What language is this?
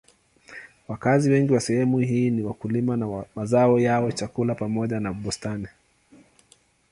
Swahili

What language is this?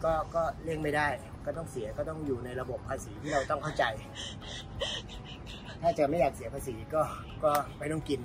Thai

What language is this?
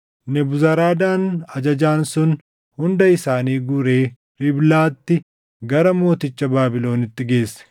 Oromo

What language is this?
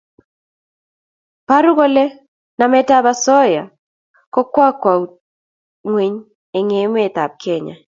Kalenjin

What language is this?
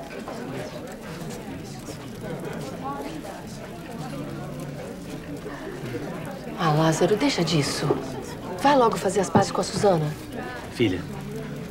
Portuguese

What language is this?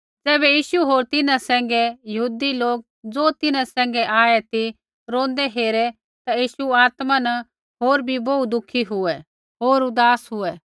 Kullu Pahari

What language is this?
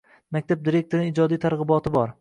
Uzbek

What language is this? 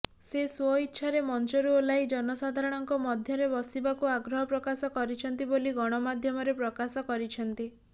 Odia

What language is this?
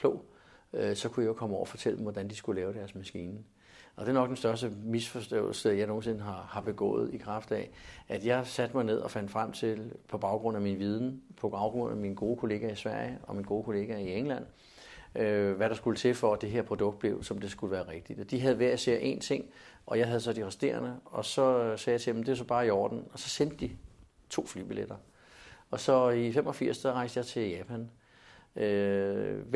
Danish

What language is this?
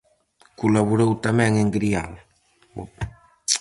Galician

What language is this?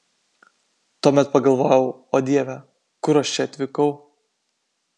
Lithuanian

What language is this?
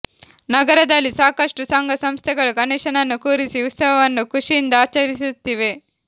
Kannada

